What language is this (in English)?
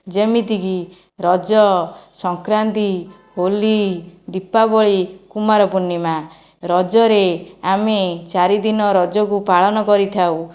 Odia